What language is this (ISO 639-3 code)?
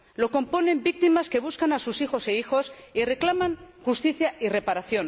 spa